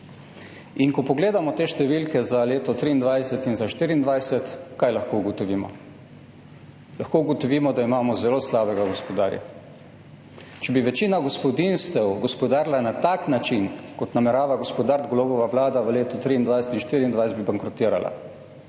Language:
Slovenian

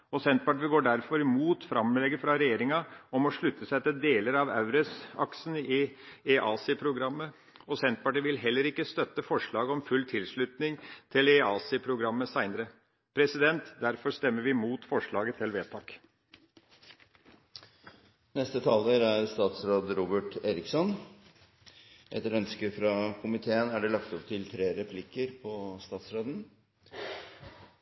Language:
Norwegian Bokmål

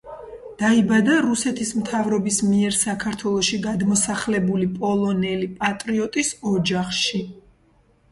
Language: Georgian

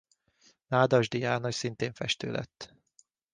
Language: Hungarian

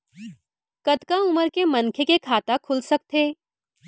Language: Chhattisgarhi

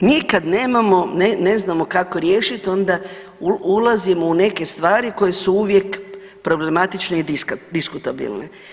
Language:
Croatian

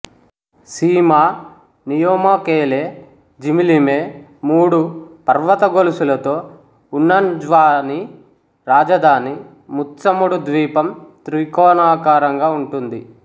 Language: Telugu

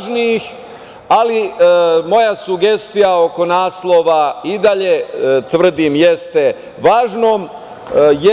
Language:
Serbian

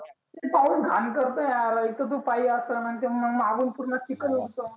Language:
Marathi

